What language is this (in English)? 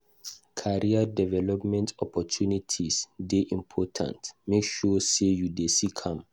Nigerian Pidgin